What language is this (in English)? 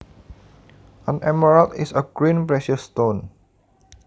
Javanese